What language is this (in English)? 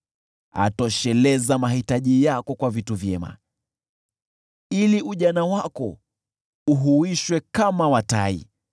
Swahili